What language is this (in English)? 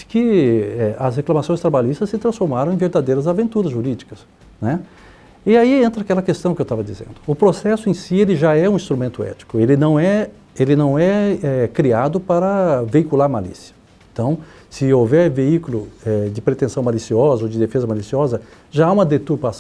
Portuguese